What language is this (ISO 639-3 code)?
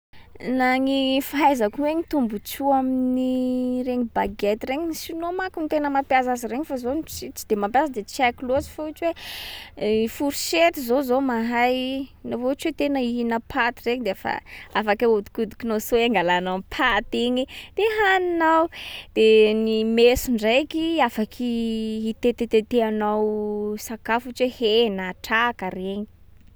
skg